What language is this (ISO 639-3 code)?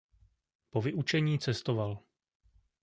ces